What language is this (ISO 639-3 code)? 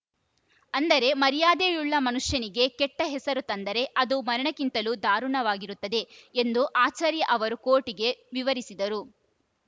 kan